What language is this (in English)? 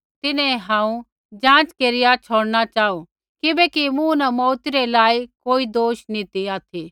Kullu Pahari